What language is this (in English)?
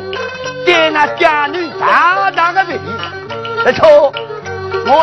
Chinese